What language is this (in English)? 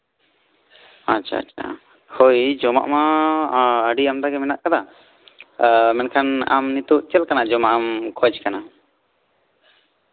Santali